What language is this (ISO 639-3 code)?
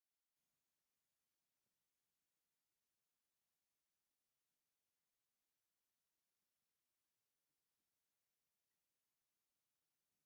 tir